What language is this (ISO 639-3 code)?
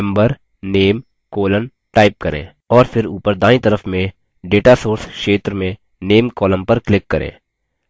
hin